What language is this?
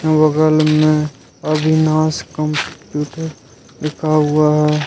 Hindi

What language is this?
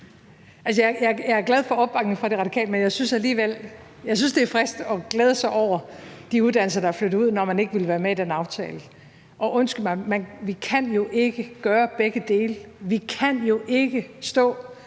Danish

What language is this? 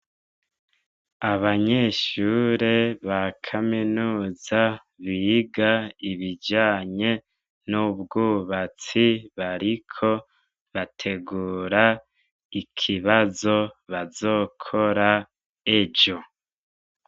Rundi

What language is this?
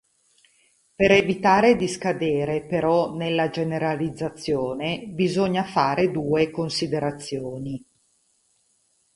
Italian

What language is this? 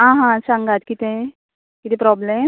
Konkani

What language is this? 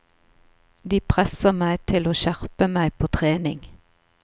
Norwegian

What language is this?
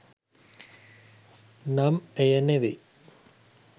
Sinhala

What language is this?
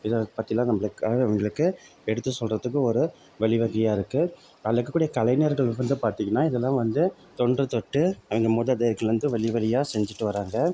Tamil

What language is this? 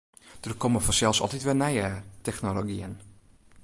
Western Frisian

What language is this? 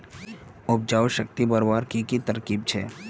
Magahi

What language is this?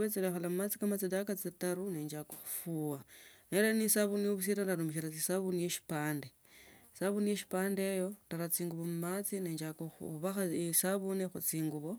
Tsotso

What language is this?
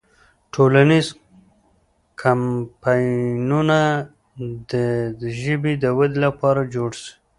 Pashto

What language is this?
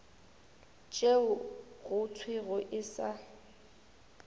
Northern Sotho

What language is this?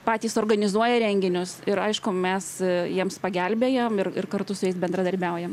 Lithuanian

